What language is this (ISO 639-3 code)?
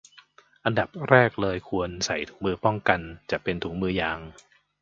tha